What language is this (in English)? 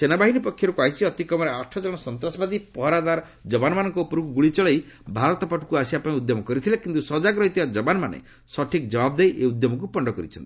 Odia